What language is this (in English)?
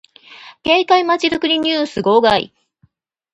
Japanese